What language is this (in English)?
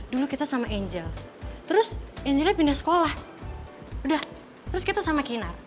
Indonesian